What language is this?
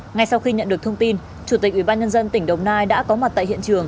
Vietnamese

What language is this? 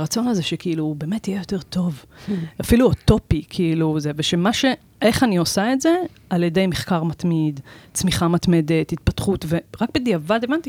Hebrew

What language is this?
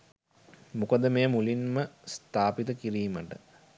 Sinhala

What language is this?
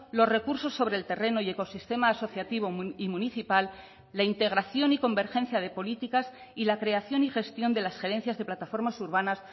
Spanish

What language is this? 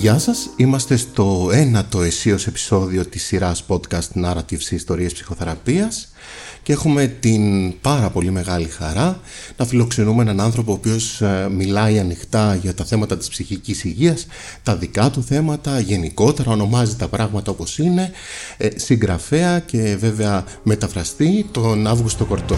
Greek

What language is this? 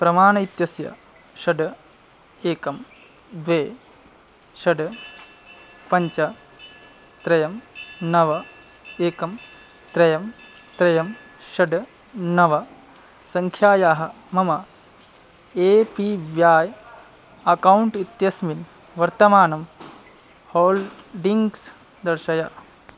Sanskrit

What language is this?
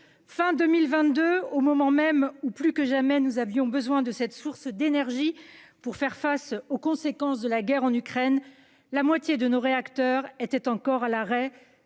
French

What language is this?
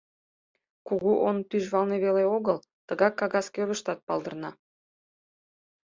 Mari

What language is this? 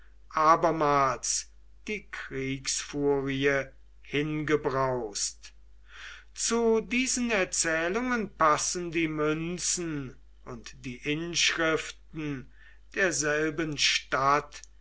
German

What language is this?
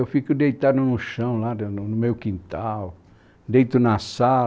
Portuguese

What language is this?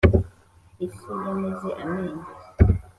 Kinyarwanda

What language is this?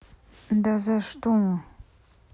Russian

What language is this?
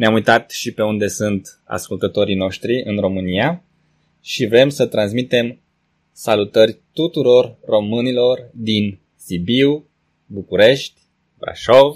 Romanian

